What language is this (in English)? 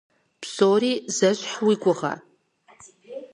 Kabardian